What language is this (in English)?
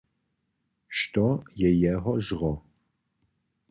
Upper Sorbian